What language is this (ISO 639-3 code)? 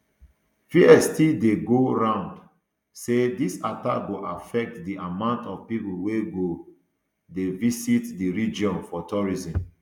pcm